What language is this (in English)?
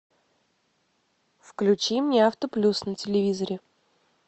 Russian